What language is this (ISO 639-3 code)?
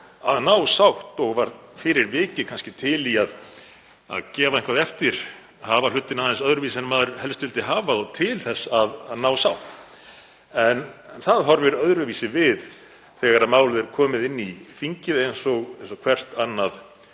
isl